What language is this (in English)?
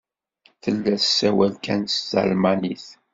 Kabyle